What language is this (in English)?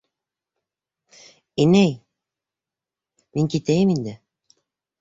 Bashkir